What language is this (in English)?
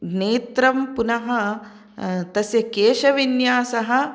Sanskrit